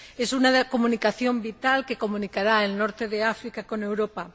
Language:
Spanish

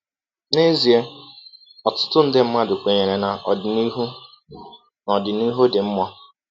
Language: Igbo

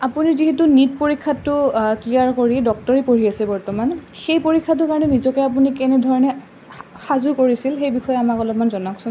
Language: Assamese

